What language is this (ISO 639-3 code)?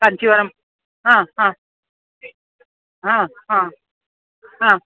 kan